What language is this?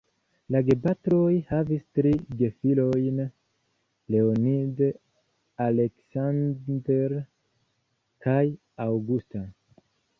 Esperanto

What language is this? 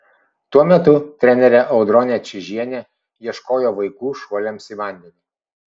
Lithuanian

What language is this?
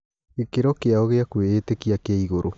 Kikuyu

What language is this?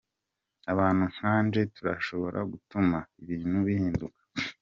Kinyarwanda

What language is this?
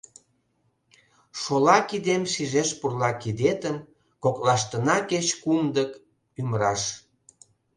Mari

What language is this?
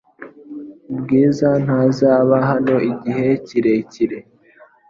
Kinyarwanda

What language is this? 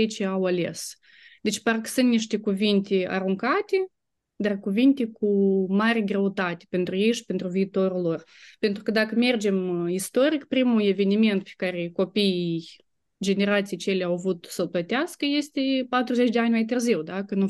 Romanian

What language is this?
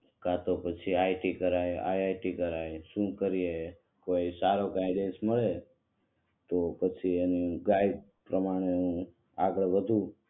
Gujarati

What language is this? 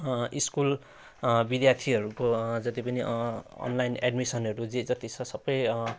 Nepali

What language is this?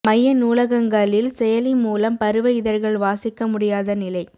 Tamil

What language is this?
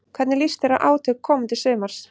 Icelandic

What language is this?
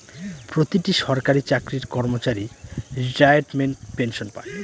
Bangla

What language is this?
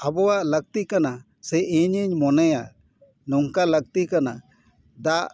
Santali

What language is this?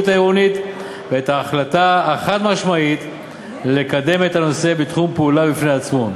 Hebrew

